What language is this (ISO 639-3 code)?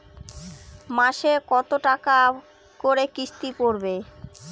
ben